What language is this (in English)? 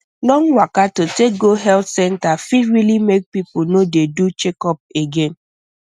Nigerian Pidgin